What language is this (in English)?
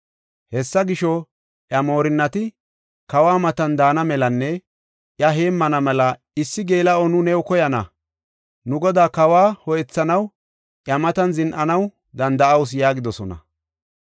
Gofa